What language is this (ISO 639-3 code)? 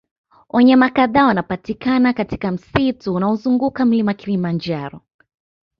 swa